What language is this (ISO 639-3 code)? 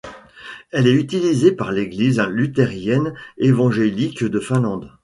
fra